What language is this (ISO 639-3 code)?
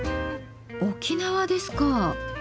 jpn